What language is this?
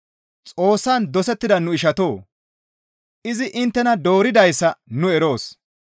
Gamo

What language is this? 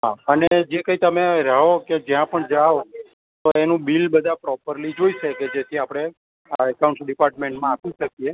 Gujarati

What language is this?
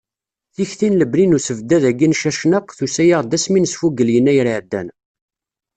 Kabyle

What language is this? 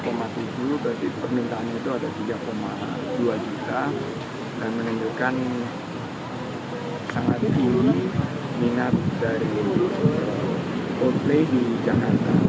Indonesian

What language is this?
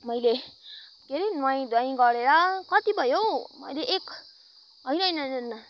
Nepali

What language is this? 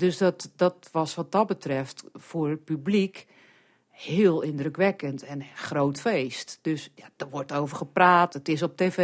Dutch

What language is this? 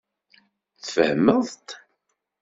Kabyle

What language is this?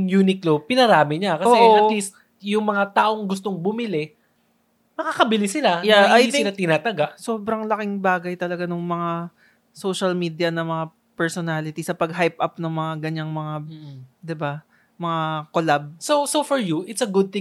Filipino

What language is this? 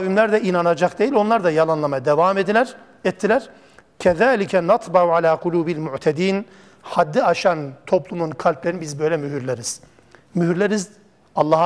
Turkish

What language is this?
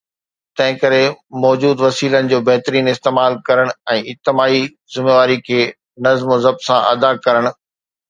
Sindhi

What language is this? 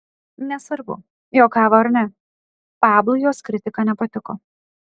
Lithuanian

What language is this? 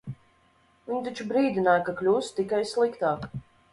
Latvian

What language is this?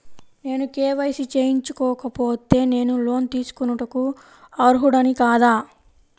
Telugu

